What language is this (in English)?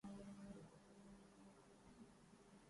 Urdu